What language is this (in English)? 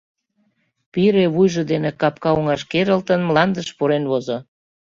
Mari